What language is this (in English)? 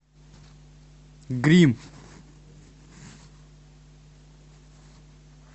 Russian